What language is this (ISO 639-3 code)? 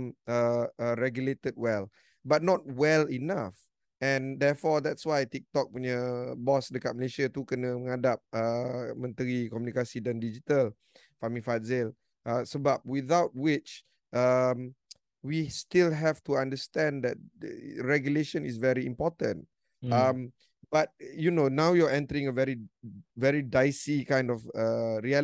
msa